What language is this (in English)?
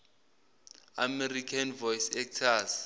Zulu